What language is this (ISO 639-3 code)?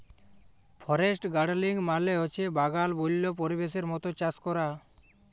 ben